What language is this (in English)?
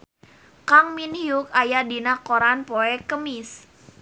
Sundanese